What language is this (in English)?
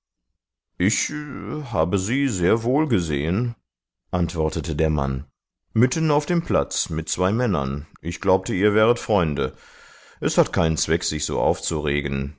German